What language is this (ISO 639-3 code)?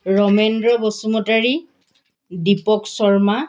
asm